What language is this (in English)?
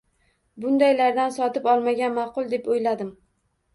Uzbek